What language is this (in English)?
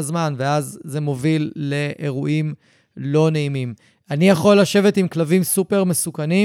Hebrew